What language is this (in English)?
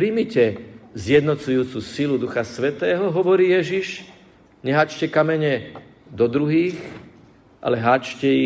Slovak